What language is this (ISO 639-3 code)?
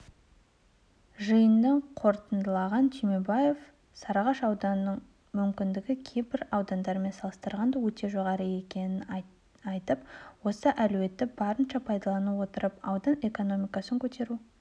kaz